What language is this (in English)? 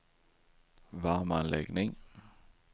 Swedish